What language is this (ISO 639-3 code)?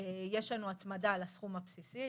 heb